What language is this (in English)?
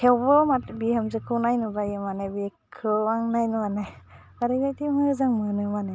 Bodo